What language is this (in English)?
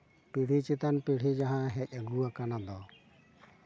Santali